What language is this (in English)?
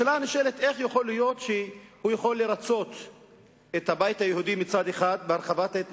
Hebrew